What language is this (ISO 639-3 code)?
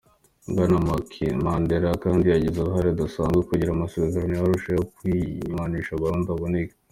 kin